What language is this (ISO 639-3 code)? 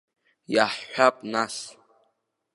abk